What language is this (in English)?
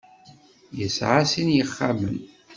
Kabyle